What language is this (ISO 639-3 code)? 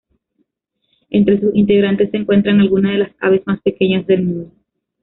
spa